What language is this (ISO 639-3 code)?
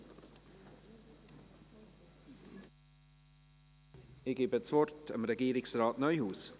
gsw